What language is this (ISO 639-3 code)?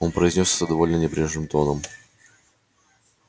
rus